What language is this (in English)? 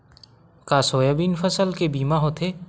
Chhattisgarhi